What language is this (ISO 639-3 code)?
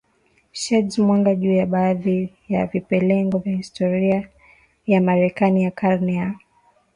swa